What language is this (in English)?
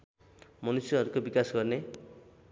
Nepali